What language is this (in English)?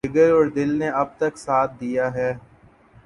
Urdu